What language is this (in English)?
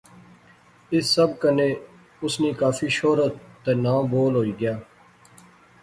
Pahari-Potwari